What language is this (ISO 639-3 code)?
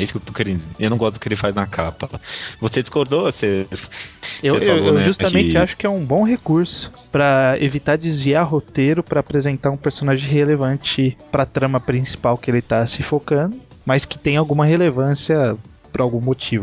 por